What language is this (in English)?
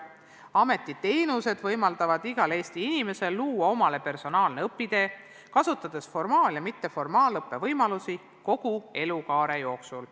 Estonian